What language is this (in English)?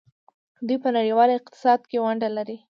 Pashto